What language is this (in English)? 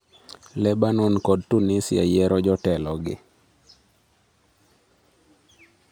Luo (Kenya and Tanzania)